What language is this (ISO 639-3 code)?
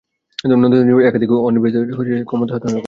ben